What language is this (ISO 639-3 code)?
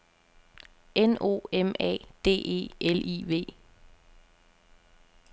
dan